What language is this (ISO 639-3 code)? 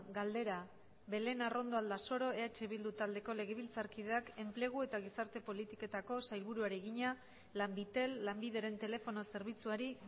eus